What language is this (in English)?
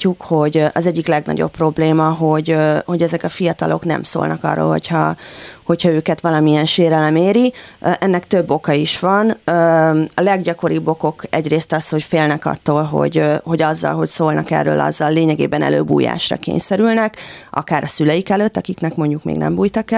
Hungarian